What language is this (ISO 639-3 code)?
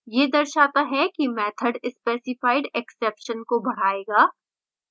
hin